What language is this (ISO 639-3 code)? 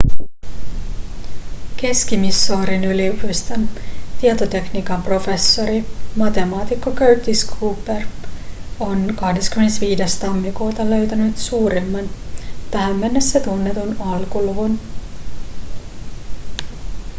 fin